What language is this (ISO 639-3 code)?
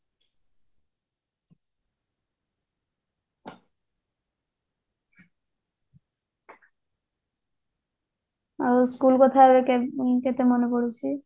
ori